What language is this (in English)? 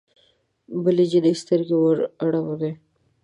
Pashto